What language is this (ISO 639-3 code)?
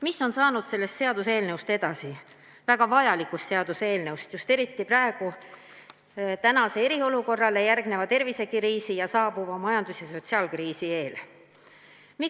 est